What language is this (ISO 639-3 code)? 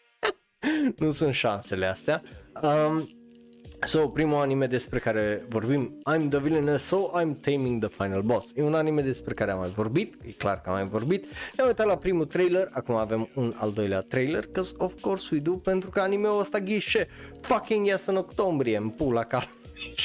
ron